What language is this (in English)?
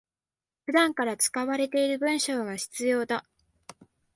Japanese